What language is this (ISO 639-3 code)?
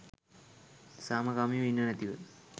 sin